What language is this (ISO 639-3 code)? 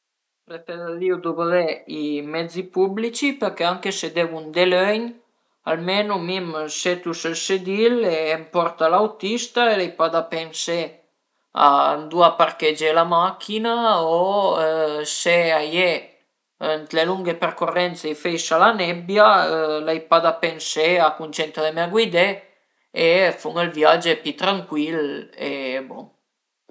pms